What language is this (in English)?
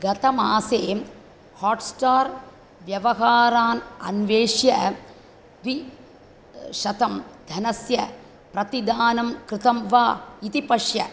Sanskrit